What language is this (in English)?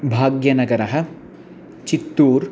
Sanskrit